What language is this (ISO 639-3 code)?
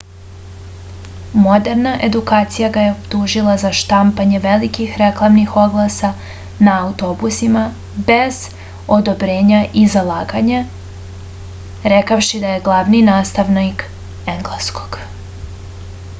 srp